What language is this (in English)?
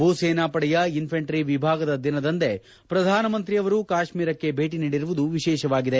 Kannada